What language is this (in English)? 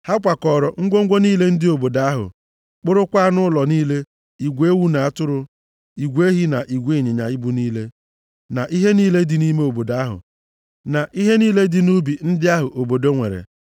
Igbo